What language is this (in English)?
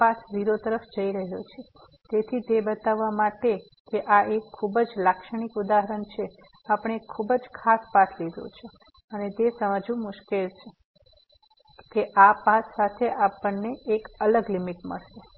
Gujarati